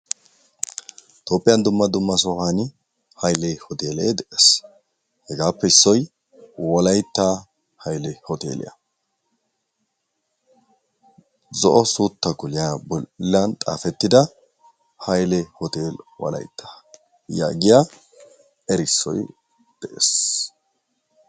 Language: Wolaytta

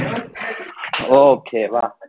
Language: Gujarati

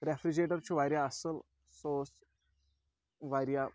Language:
Kashmiri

